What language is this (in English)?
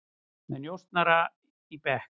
Icelandic